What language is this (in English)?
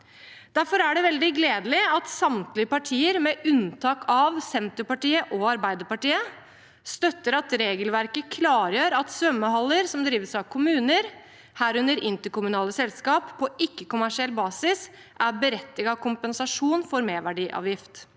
Norwegian